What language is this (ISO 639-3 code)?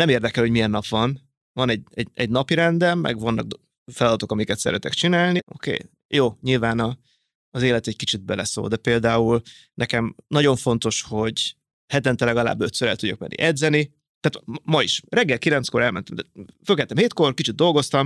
hun